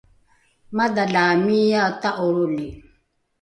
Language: Rukai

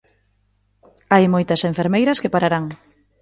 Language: Galician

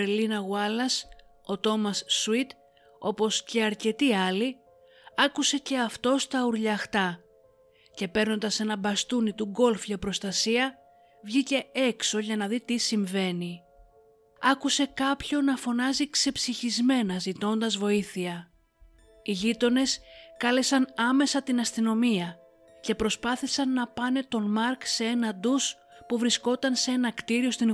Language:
Greek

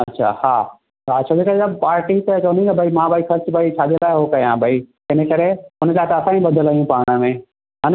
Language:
Sindhi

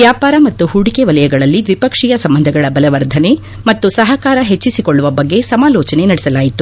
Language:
Kannada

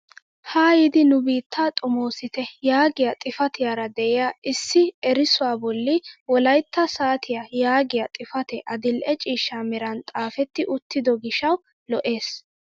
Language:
Wolaytta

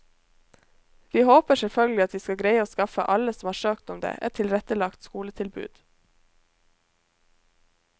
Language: Norwegian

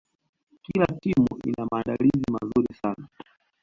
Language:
Swahili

